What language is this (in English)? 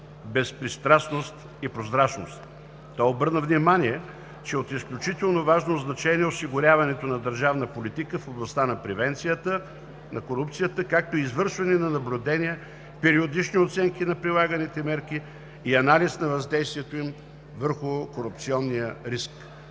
Bulgarian